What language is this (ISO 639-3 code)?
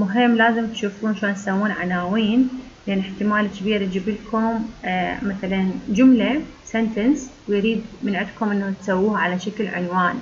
ara